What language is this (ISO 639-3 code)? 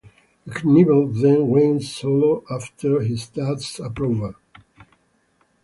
eng